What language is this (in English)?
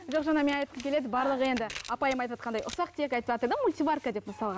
Kazakh